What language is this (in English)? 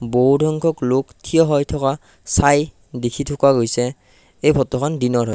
Assamese